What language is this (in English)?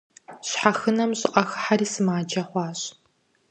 Kabardian